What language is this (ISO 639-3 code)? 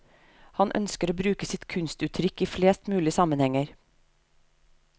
nor